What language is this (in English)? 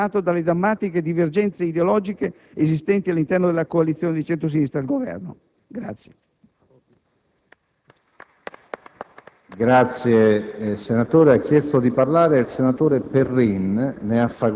Italian